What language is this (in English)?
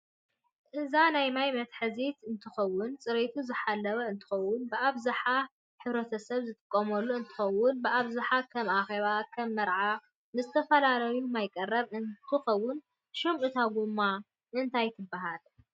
Tigrinya